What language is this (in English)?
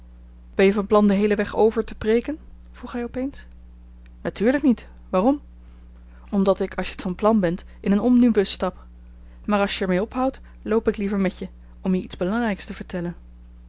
Dutch